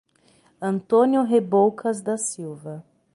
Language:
Portuguese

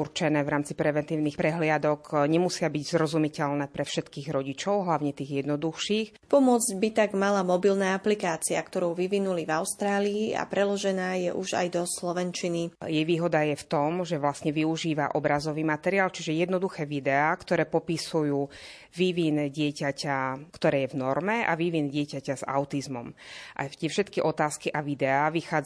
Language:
Slovak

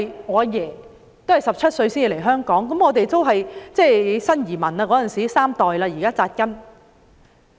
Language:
Cantonese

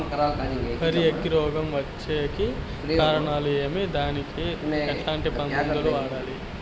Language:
Telugu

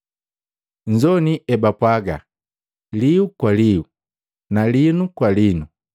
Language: Matengo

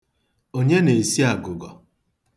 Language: Igbo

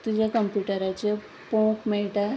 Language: Konkani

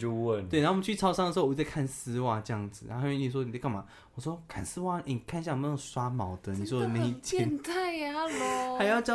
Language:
Chinese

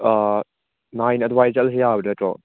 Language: Manipuri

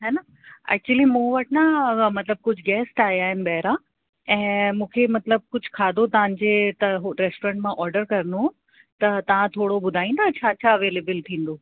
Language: Sindhi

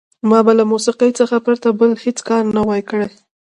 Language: Pashto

